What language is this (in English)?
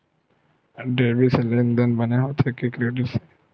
Chhattisgarhi